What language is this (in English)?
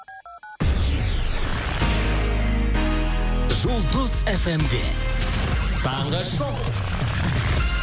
Kazakh